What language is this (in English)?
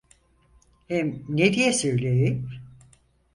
Turkish